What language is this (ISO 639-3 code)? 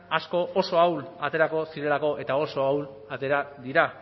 eus